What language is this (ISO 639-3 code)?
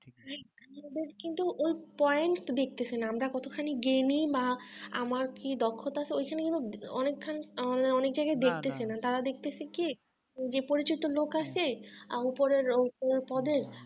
ben